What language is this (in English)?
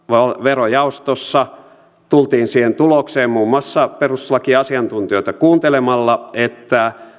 Finnish